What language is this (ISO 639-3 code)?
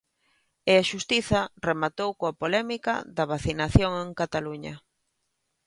glg